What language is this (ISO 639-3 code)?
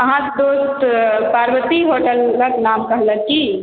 mai